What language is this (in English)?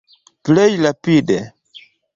Esperanto